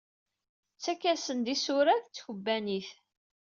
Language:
Kabyle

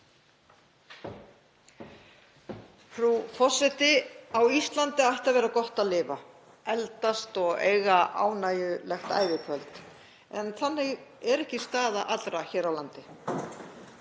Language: Icelandic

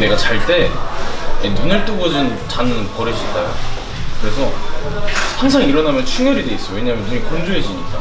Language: Korean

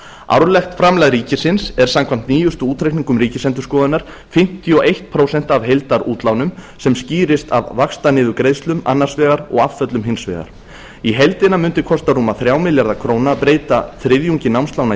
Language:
Icelandic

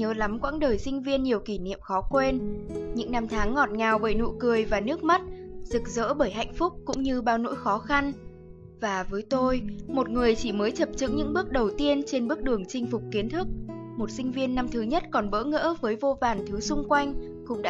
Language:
Vietnamese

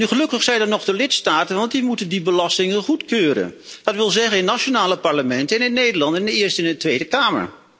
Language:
Dutch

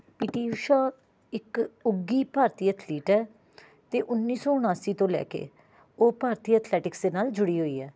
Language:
Punjabi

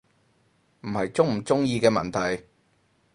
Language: Cantonese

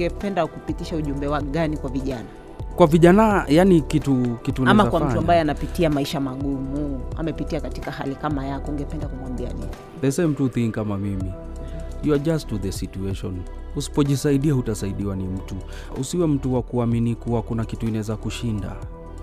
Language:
Swahili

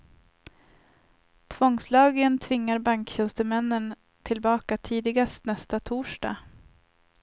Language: Swedish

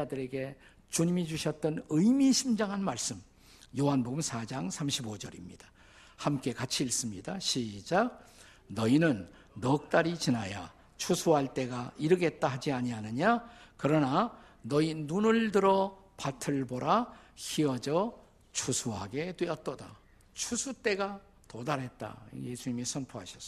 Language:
Korean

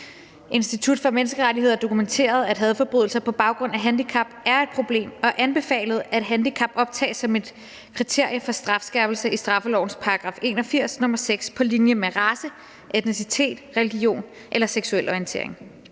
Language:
Danish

